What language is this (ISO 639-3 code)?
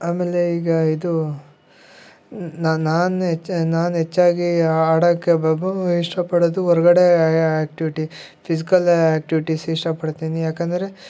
kan